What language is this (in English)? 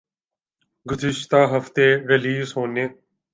Urdu